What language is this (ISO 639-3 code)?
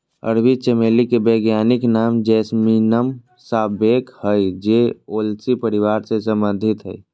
mag